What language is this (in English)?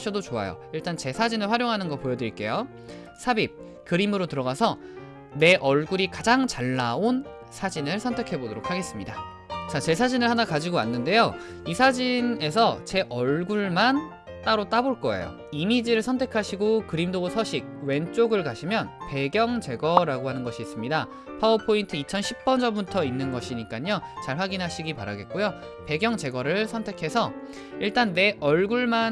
Korean